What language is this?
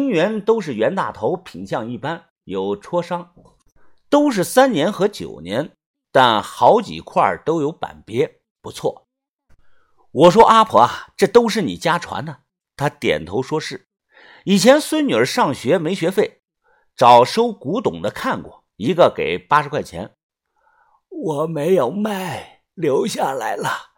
Chinese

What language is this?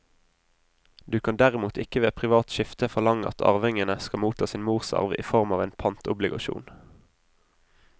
Norwegian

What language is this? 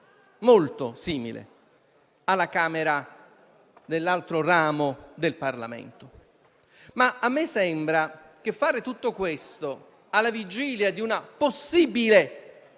Italian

